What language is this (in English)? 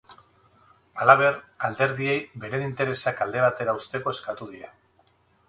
Basque